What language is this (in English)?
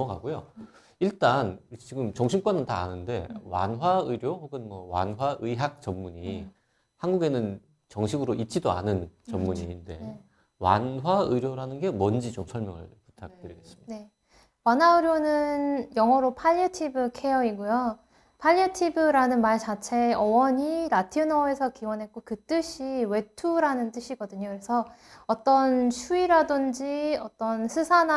Korean